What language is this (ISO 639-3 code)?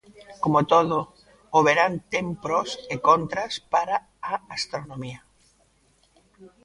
glg